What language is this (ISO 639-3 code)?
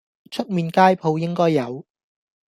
yue